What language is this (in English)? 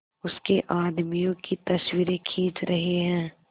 Hindi